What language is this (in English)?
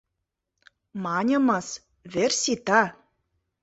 Mari